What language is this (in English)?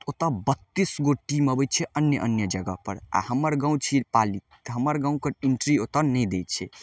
Maithili